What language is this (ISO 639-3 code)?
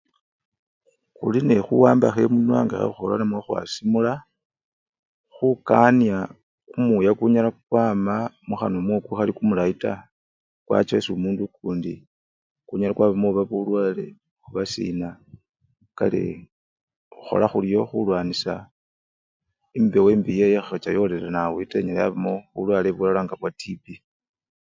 luy